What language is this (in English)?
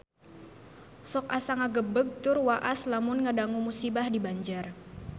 Sundanese